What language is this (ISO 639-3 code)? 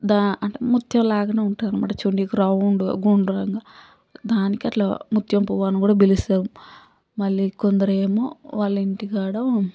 tel